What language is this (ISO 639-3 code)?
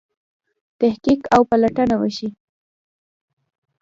pus